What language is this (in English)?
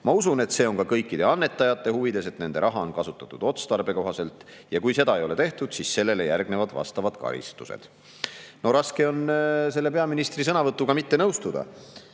Estonian